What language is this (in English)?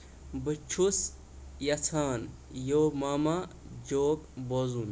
Kashmiri